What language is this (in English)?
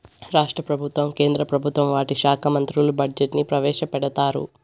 Telugu